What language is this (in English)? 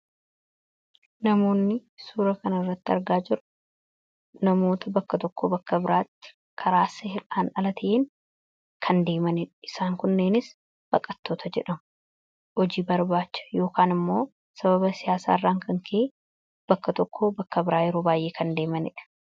Oromo